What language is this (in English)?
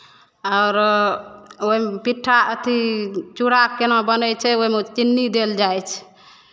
Maithili